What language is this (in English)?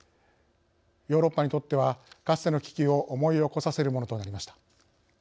Japanese